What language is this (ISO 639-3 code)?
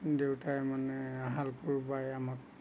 asm